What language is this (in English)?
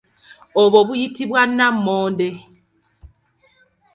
Ganda